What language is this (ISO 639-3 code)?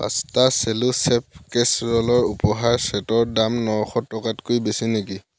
asm